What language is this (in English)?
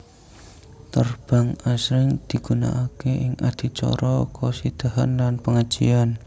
Javanese